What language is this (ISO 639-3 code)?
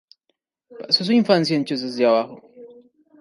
spa